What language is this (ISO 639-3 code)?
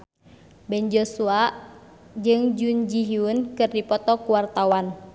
sun